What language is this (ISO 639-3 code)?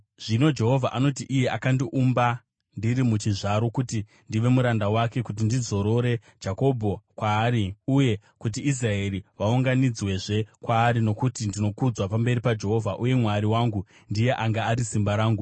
sna